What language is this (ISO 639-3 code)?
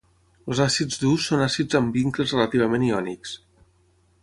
cat